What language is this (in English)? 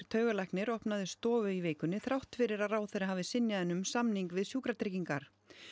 Icelandic